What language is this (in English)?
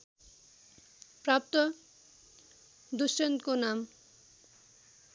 Nepali